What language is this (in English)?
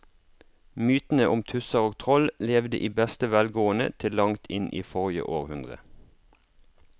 Norwegian